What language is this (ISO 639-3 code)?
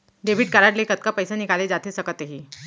hne